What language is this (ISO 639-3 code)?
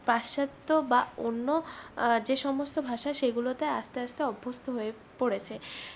ben